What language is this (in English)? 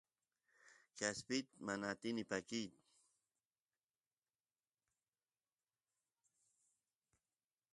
Santiago del Estero Quichua